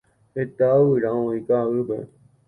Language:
Guarani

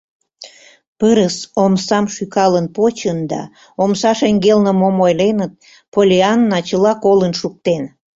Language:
Mari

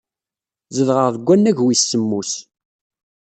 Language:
Kabyle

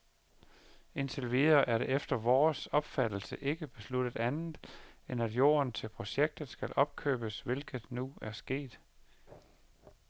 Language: Danish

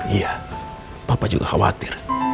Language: Indonesian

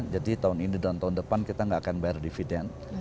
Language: Indonesian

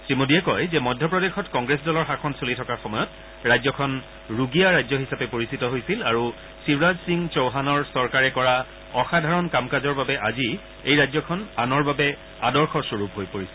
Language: Assamese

